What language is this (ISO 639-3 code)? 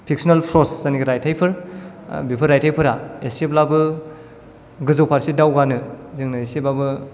brx